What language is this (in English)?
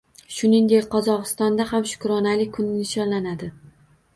Uzbek